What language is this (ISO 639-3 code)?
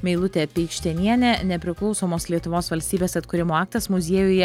lit